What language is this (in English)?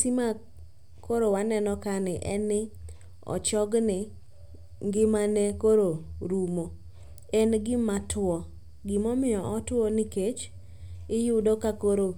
Luo (Kenya and Tanzania)